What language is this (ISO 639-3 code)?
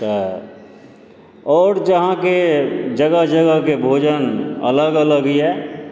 mai